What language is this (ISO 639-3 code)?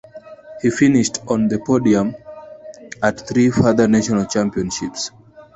eng